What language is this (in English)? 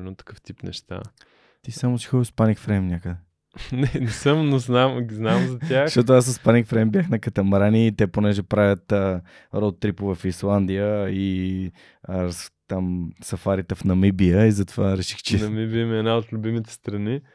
Bulgarian